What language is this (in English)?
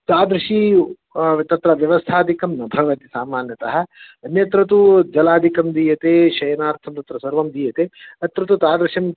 Sanskrit